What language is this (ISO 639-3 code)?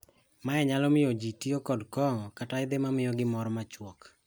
luo